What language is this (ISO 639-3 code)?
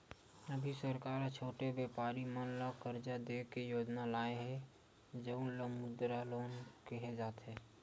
hne